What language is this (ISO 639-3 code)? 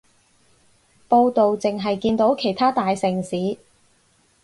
yue